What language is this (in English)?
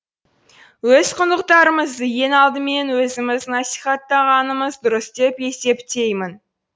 Kazakh